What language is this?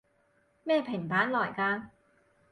Cantonese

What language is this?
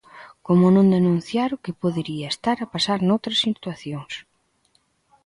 Galician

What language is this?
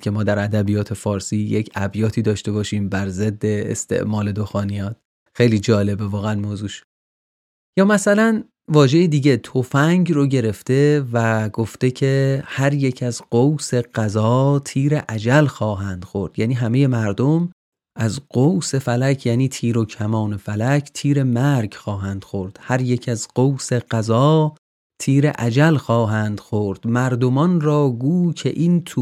Persian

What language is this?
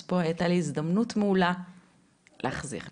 Hebrew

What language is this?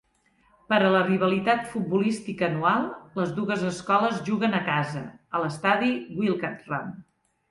Catalan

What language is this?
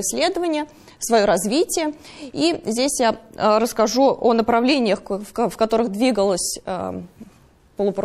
Russian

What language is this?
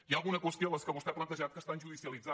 Catalan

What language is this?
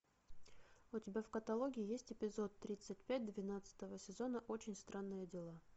Russian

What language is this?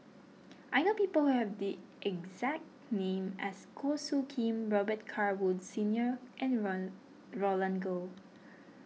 English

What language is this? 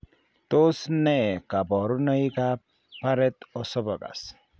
Kalenjin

